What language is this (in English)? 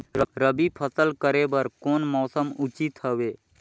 Chhattisgarhi